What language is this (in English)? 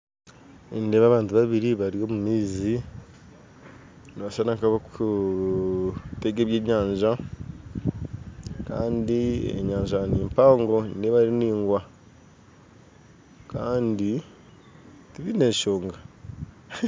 Nyankole